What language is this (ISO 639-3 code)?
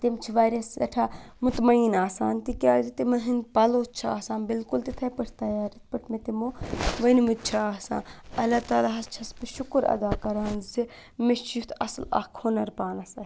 kas